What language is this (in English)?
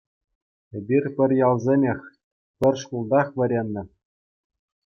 Chuvash